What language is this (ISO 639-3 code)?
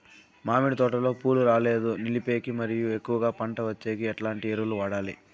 tel